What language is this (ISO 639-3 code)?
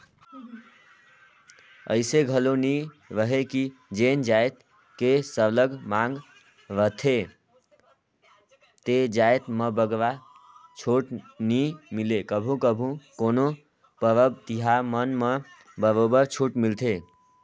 hne